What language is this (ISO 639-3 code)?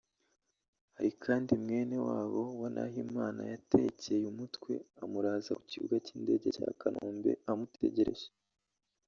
kin